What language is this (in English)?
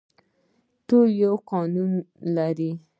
Pashto